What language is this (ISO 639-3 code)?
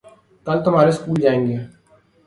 urd